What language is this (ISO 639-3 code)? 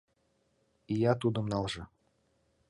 chm